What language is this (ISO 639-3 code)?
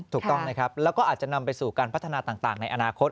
tha